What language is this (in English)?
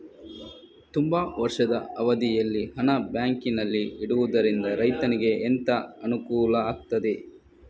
Kannada